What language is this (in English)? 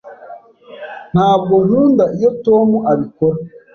Kinyarwanda